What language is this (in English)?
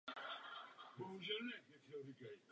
Czech